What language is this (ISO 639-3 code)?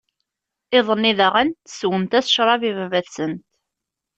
kab